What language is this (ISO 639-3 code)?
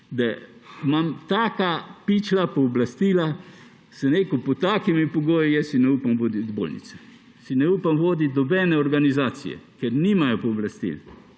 slv